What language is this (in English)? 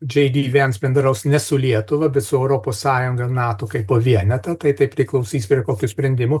Lithuanian